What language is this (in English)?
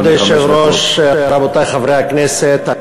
Hebrew